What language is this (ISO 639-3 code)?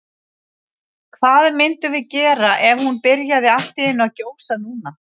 isl